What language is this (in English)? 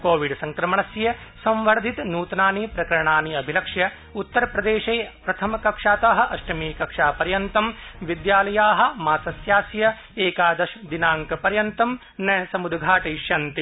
Sanskrit